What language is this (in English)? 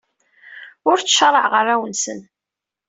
Kabyle